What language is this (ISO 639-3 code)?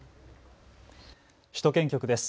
jpn